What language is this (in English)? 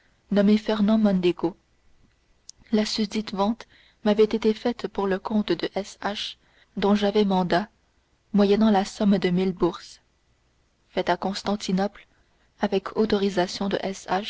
French